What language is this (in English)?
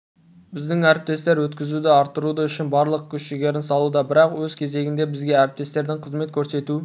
Kazakh